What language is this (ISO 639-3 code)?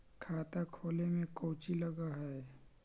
mag